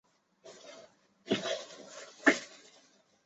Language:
Chinese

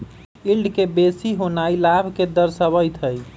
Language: Magahi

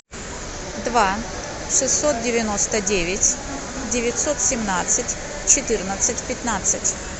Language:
Russian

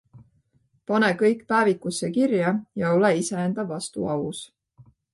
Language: Estonian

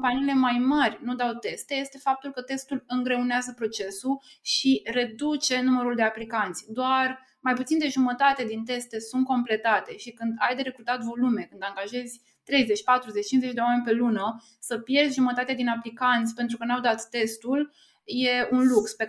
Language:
Romanian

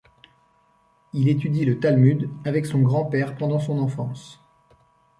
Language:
French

